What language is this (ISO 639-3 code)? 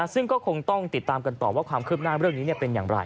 tha